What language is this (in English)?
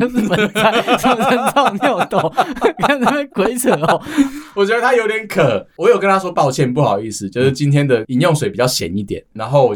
Chinese